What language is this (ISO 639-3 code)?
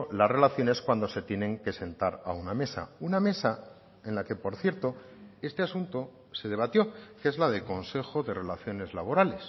spa